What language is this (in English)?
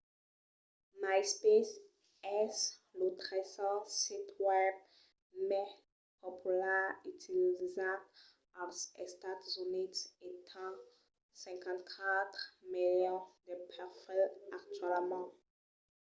Occitan